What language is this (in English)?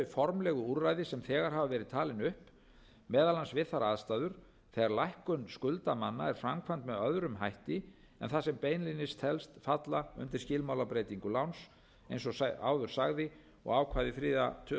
Icelandic